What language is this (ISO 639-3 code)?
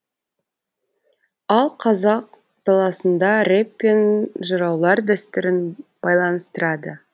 kaz